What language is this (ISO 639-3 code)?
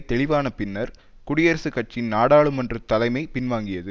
tam